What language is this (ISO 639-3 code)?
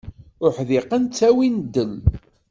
kab